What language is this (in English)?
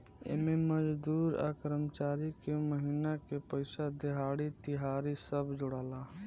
Bhojpuri